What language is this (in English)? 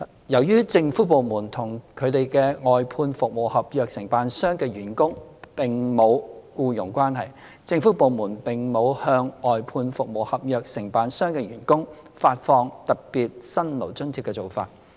Cantonese